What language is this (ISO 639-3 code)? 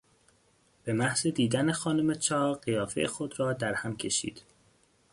fas